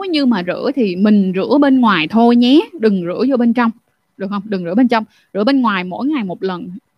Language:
Vietnamese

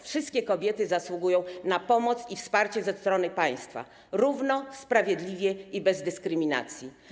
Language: Polish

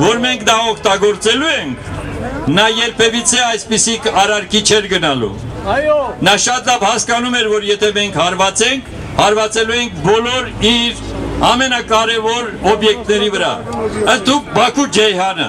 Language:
Romanian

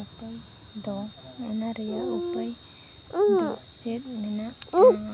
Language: Santali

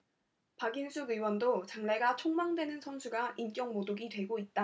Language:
Korean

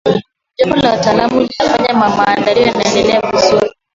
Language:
Swahili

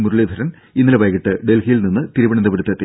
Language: Malayalam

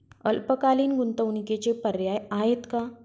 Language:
Marathi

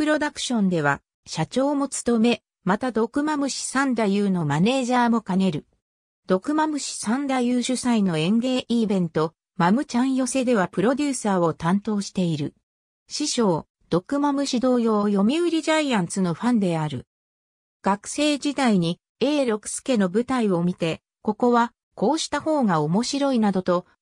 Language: Japanese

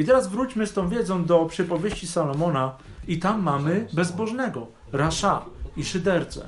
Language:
Polish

